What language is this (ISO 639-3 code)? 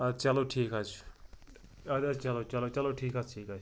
kas